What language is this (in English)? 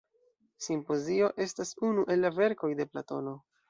Esperanto